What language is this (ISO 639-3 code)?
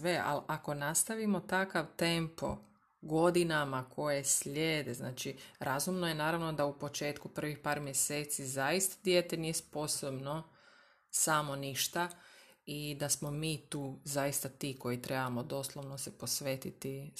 hrv